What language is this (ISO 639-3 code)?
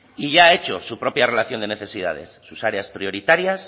spa